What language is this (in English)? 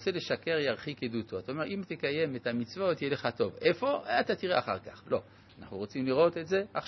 Hebrew